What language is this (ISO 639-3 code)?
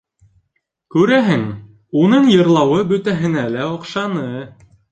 bak